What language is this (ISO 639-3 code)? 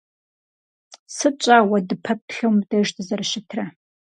kbd